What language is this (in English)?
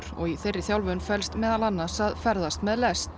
Icelandic